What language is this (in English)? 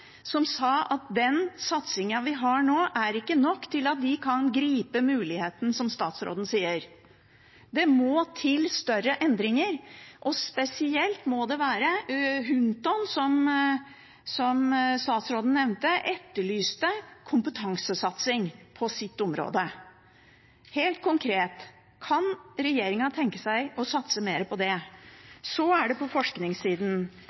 Norwegian Bokmål